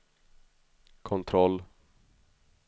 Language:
Swedish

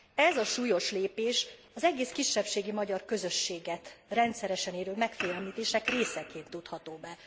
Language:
Hungarian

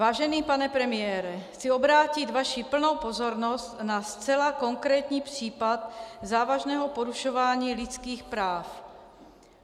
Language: Czech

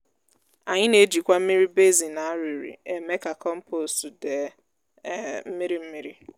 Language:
Igbo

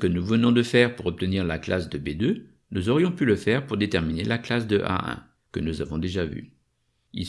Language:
French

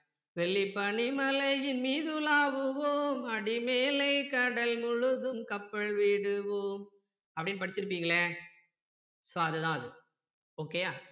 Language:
Tamil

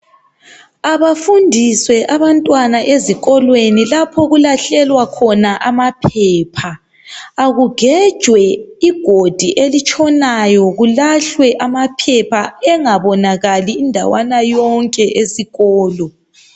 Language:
North Ndebele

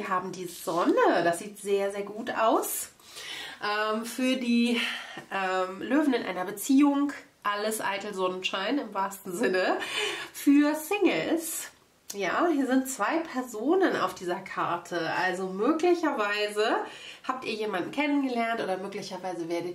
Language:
German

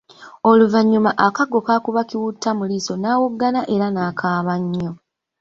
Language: Ganda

